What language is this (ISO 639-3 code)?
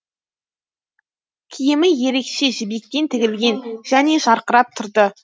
kaz